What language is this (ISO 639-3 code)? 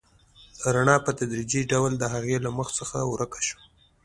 pus